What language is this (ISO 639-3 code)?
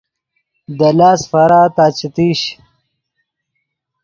ydg